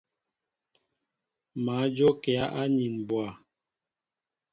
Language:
Mbo (Cameroon)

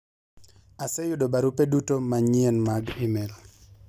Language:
Luo (Kenya and Tanzania)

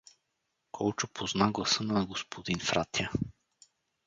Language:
Bulgarian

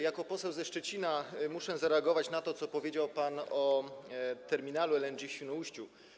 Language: Polish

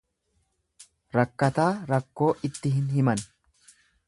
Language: Oromo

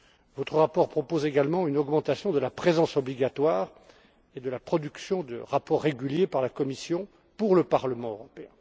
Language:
French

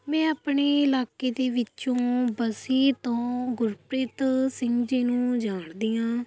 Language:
Punjabi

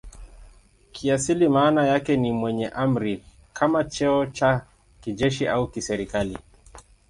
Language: Swahili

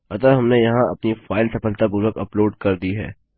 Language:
Hindi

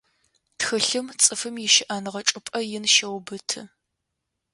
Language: Adyghe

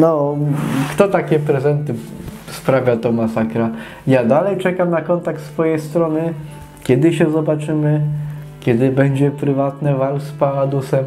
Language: Polish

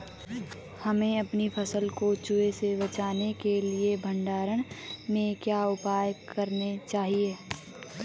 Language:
Hindi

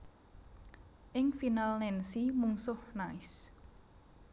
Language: Javanese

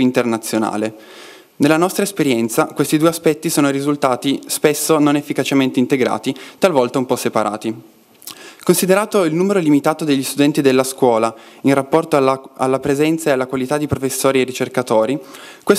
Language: Italian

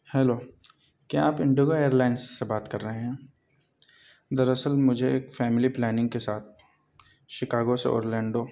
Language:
Urdu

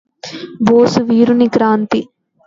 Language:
Telugu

